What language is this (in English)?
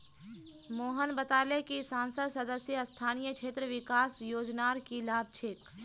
Magahi